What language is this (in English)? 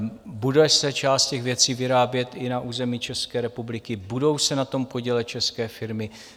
Czech